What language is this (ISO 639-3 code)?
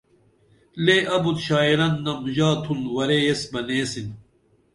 dml